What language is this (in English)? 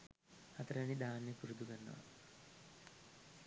Sinhala